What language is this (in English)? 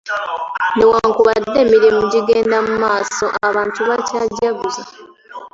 Ganda